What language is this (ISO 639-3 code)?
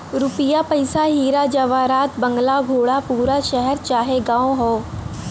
bho